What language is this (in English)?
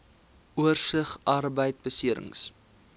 Afrikaans